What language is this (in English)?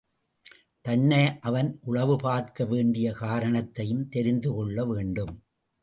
Tamil